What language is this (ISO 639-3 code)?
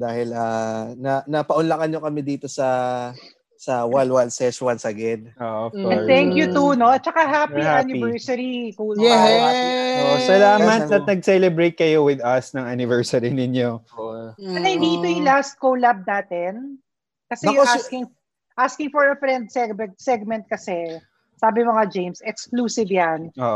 fil